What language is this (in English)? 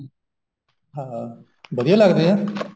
Punjabi